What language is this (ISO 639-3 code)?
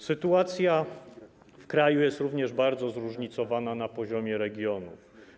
pol